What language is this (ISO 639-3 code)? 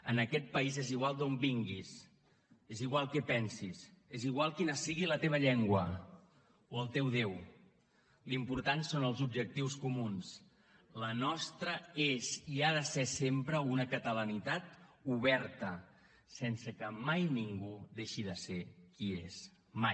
cat